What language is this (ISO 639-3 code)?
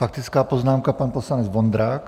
ces